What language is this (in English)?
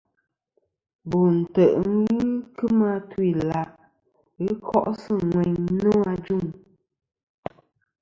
Kom